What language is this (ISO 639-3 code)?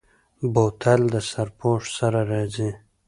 pus